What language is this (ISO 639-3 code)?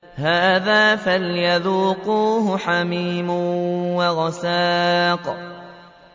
ara